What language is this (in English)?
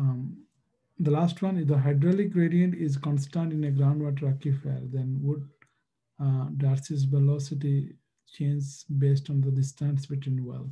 English